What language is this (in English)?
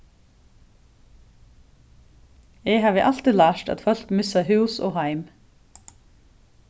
Faroese